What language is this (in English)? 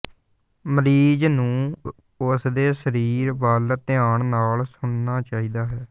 Punjabi